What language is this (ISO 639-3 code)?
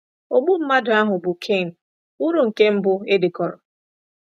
ibo